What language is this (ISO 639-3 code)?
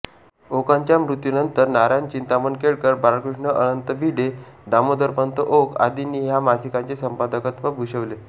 mar